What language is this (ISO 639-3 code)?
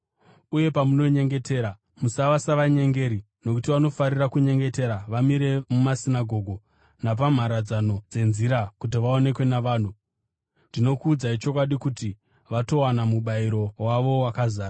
sna